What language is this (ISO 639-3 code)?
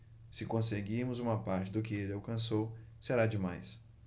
por